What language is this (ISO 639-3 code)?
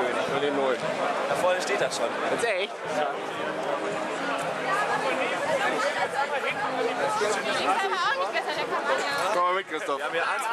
deu